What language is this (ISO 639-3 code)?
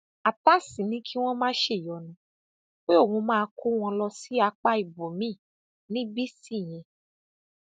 yor